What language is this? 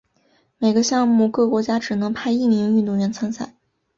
Chinese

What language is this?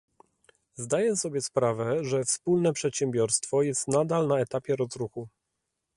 Polish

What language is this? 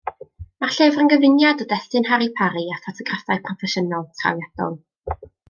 Welsh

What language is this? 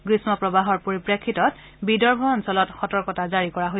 Assamese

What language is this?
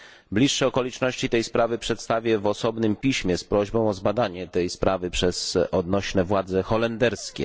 Polish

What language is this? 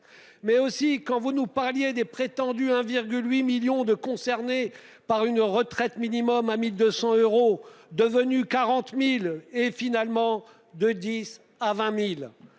French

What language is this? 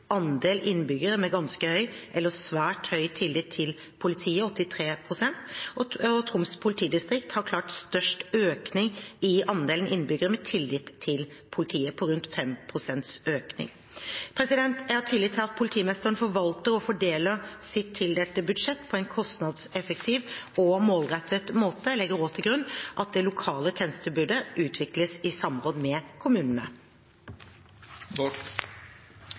Norwegian Bokmål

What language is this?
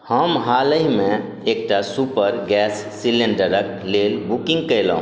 Maithili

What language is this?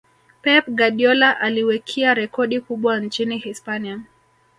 Swahili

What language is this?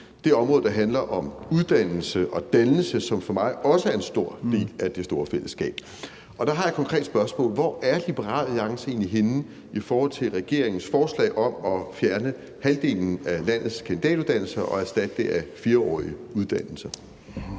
Danish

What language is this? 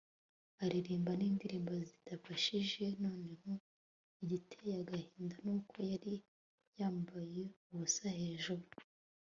Kinyarwanda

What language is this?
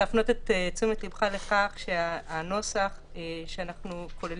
Hebrew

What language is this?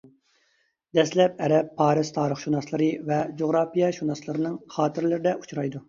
Uyghur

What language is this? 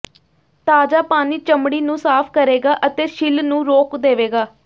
Punjabi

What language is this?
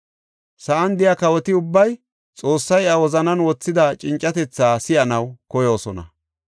Gofa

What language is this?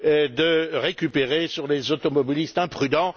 French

